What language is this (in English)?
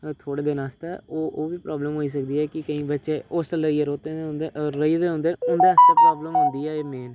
Dogri